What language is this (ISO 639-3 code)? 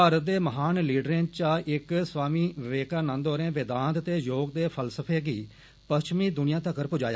doi